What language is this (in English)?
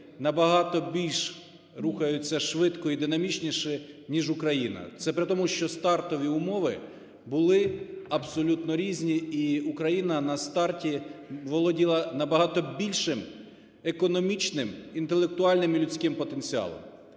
Ukrainian